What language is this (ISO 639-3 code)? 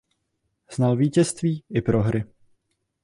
ces